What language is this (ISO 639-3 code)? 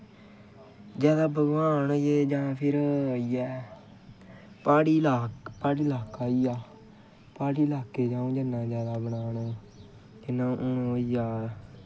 doi